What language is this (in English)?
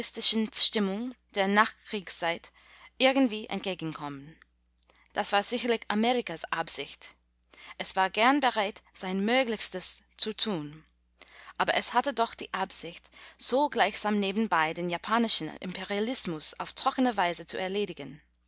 German